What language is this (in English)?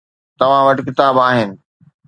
Sindhi